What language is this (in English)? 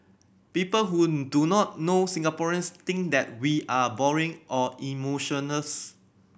English